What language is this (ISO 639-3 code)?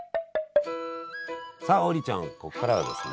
jpn